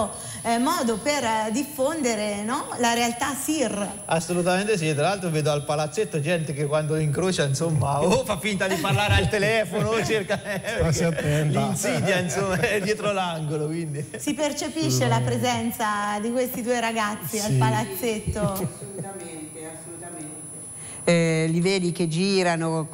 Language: Italian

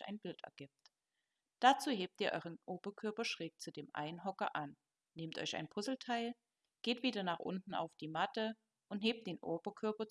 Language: German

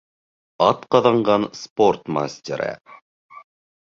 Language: Bashkir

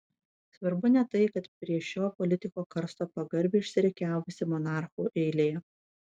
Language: Lithuanian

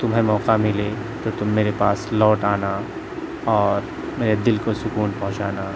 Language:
Urdu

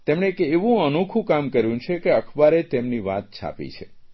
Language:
Gujarati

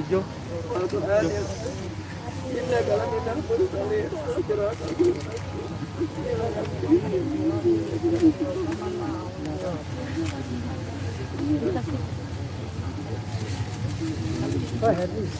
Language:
Indonesian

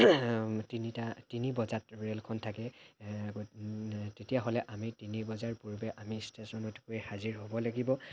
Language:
Assamese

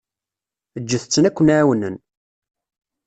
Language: Kabyle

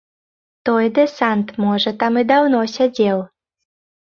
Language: Belarusian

